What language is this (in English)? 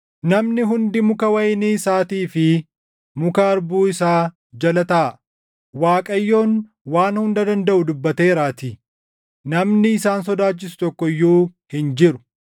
Oromo